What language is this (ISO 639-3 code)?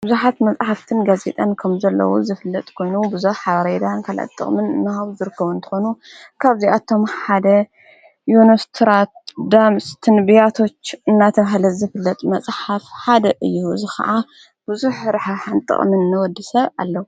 tir